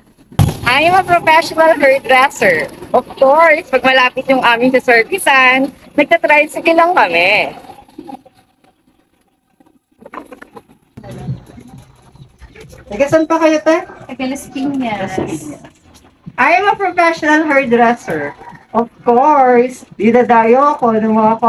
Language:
Filipino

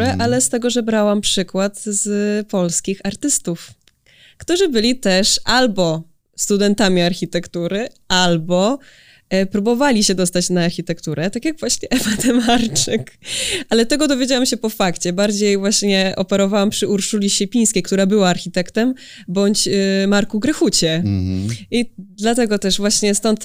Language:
Polish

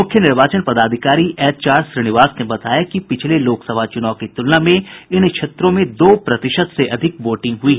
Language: Hindi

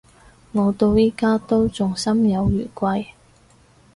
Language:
Cantonese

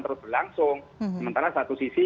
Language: Indonesian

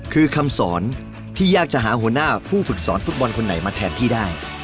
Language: Thai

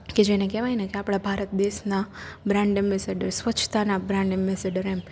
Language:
Gujarati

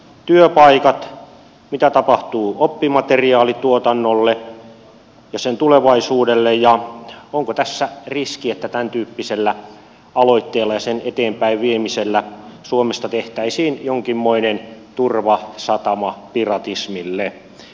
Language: Finnish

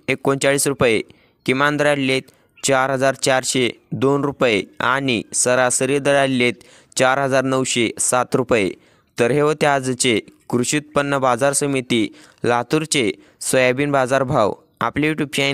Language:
Marathi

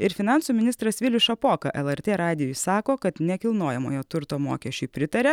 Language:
Lithuanian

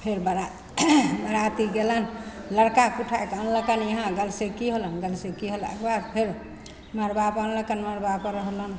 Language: Maithili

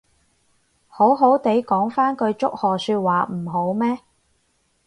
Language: Cantonese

